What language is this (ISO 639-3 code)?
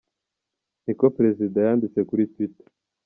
kin